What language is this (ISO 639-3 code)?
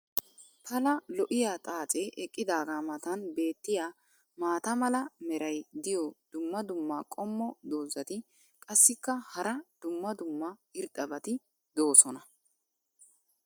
wal